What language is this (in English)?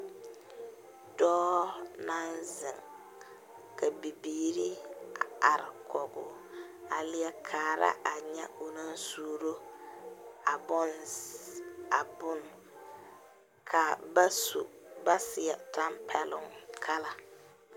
Southern Dagaare